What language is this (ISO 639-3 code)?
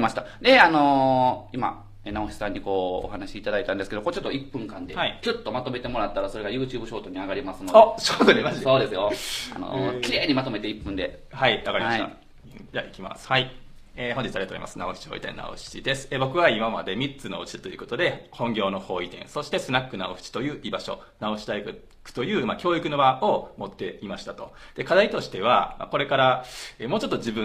jpn